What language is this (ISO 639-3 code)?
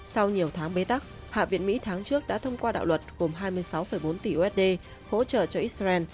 vie